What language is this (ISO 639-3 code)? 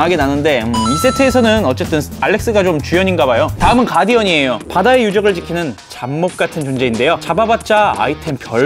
kor